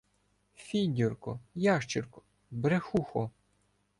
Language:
Ukrainian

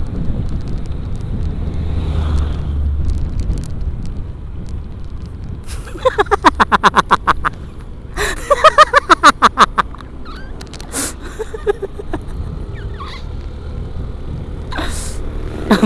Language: Indonesian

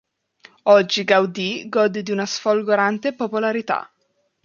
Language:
Italian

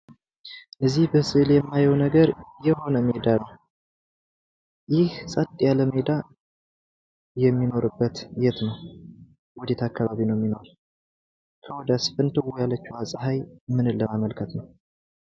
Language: Amharic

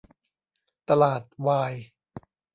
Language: Thai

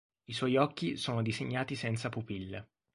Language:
Italian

